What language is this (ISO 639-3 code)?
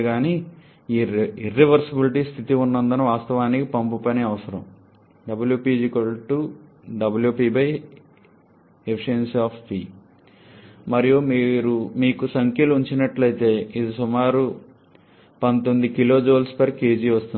tel